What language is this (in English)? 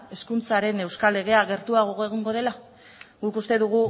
Basque